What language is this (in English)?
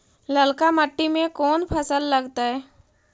Magahi